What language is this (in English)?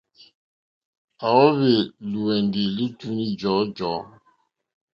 Mokpwe